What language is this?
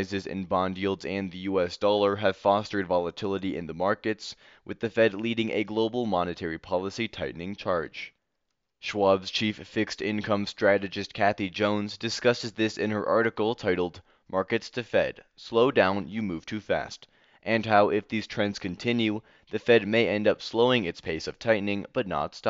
English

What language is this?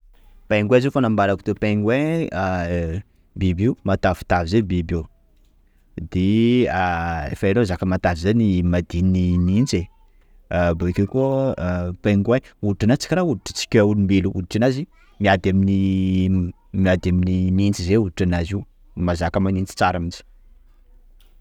Sakalava Malagasy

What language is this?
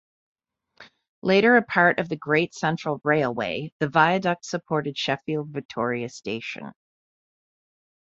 English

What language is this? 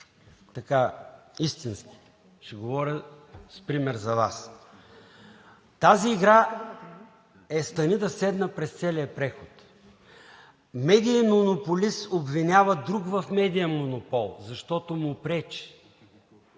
Bulgarian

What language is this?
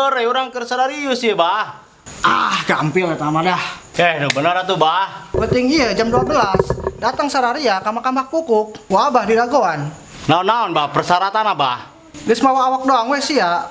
Indonesian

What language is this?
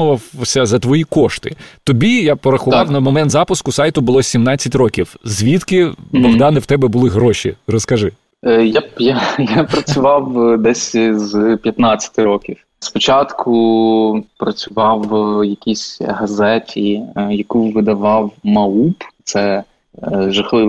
Ukrainian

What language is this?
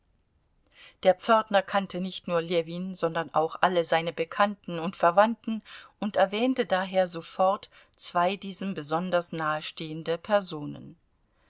German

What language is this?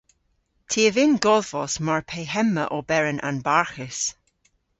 Cornish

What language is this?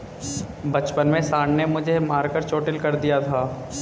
Hindi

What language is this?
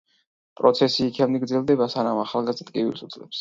Georgian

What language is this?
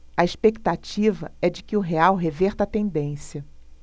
Portuguese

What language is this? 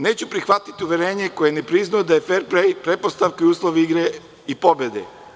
Serbian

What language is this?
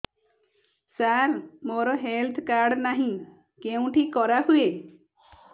Odia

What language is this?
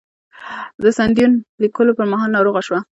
Pashto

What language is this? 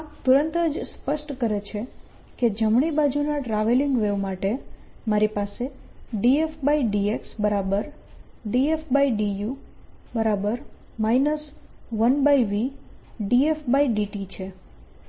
Gujarati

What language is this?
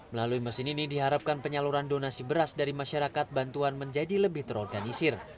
Indonesian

